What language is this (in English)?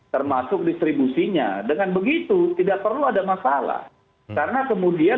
Indonesian